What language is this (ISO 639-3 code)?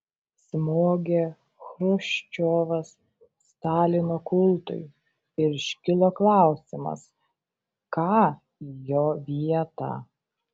lit